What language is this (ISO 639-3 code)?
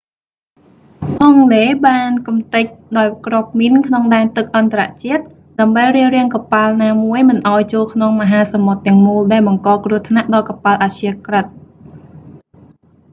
khm